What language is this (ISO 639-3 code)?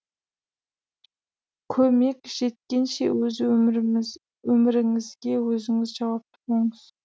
kaz